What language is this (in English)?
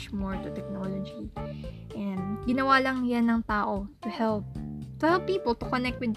Filipino